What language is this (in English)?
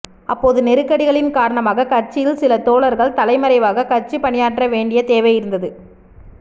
Tamil